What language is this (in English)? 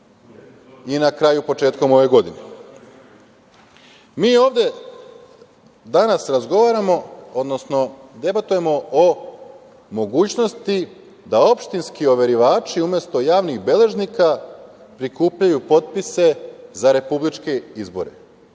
Serbian